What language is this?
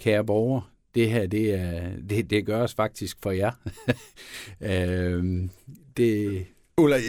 Danish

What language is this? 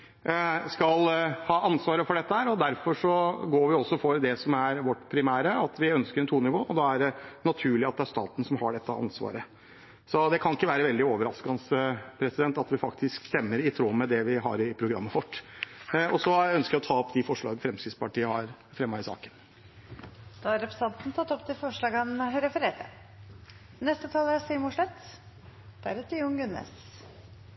Norwegian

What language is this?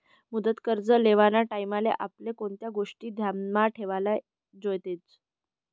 Marathi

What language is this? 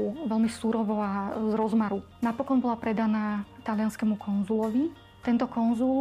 Slovak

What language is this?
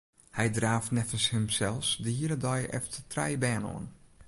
Western Frisian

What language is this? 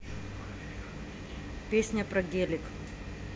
Russian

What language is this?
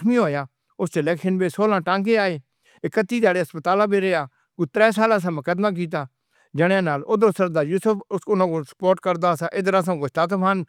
Northern Hindko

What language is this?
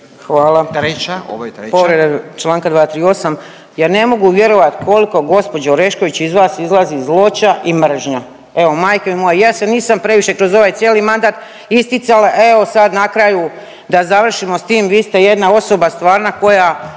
Croatian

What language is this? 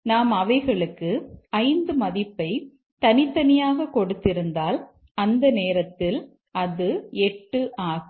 Tamil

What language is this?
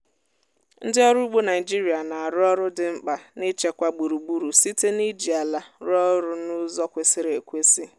Igbo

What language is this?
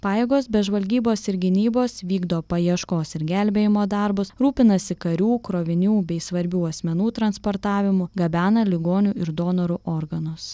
Lithuanian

